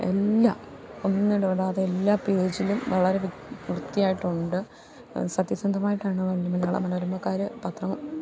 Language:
Malayalam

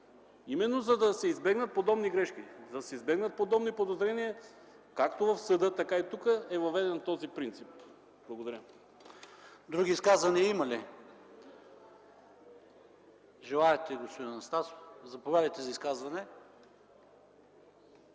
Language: Bulgarian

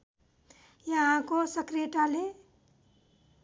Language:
Nepali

